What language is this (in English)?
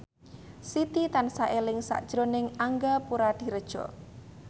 Javanese